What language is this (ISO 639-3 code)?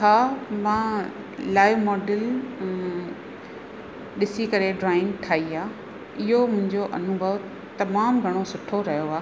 snd